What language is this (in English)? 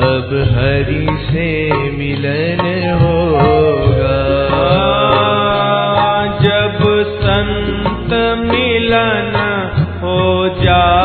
Hindi